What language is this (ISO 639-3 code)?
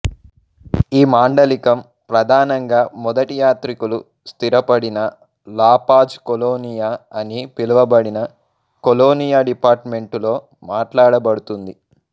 tel